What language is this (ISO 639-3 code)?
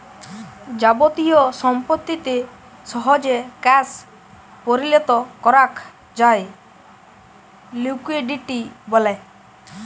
ben